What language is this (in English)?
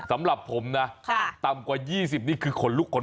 Thai